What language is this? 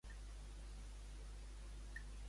Catalan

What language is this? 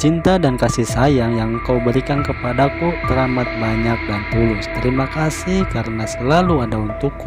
Indonesian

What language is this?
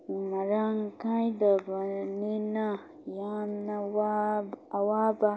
Manipuri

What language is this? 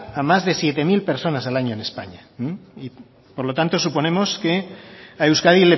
Spanish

